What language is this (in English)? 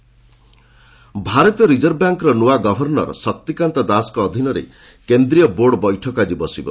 Odia